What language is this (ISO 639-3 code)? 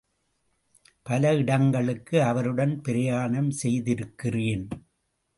tam